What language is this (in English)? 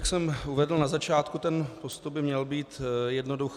Czech